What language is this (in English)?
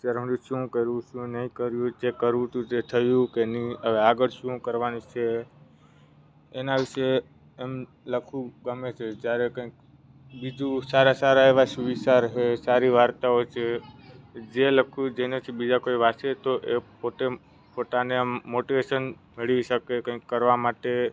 Gujarati